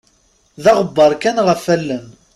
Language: Kabyle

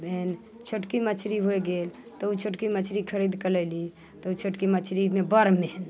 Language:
Maithili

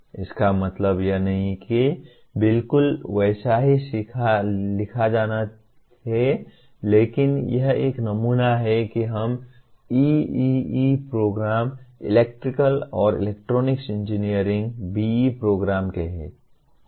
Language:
Hindi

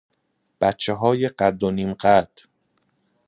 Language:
Persian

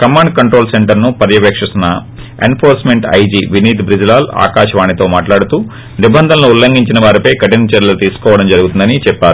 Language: Telugu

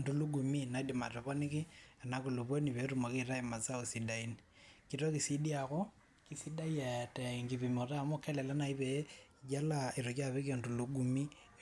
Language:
Masai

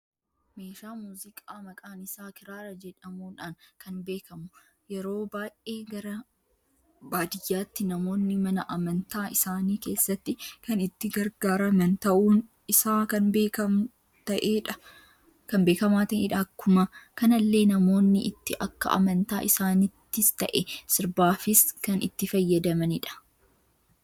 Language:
Oromo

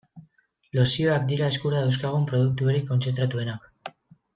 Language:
Basque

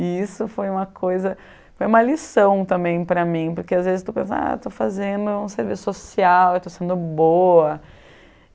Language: Portuguese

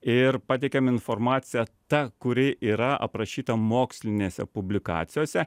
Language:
Lithuanian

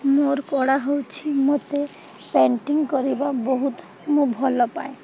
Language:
Odia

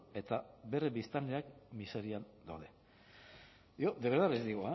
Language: Basque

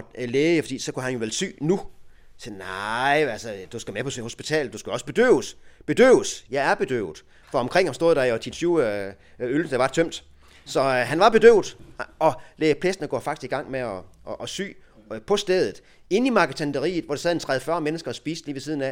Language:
Danish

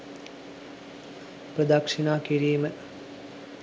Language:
Sinhala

